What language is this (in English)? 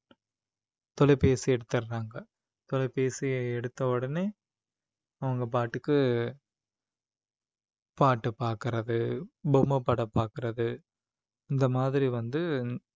Tamil